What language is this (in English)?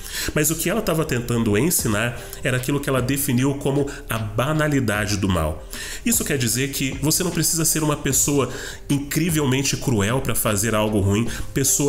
Portuguese